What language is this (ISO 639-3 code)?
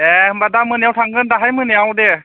brx